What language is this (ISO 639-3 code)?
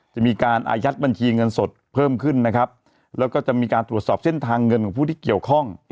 tha